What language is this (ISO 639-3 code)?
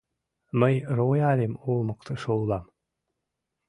chm